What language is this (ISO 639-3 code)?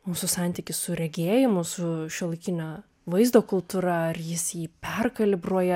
lit